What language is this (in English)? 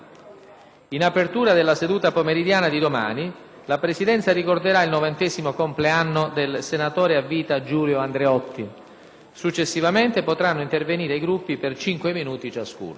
Italian